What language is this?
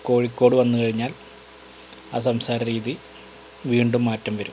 Malayalam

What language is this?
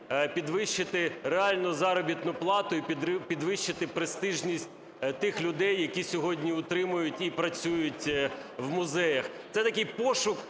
Ukrainian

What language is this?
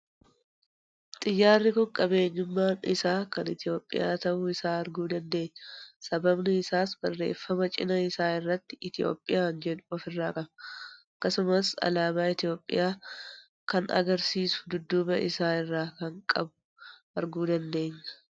Oromo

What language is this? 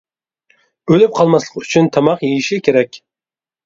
Uyghur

